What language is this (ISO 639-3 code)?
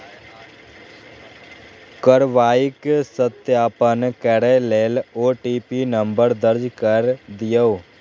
mai